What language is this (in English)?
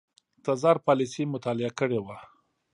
Pashto